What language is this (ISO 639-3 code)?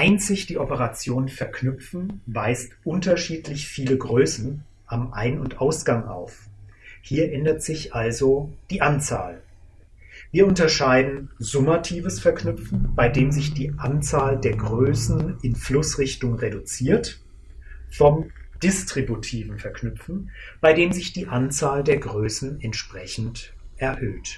deu